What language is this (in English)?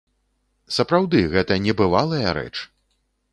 Belarusian